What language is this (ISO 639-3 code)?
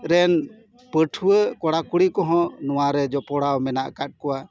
sat